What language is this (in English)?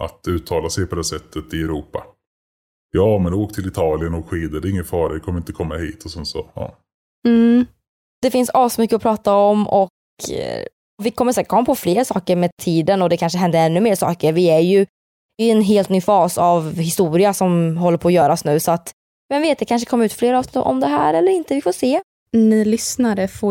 Swedish